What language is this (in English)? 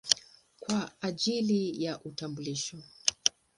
Swahili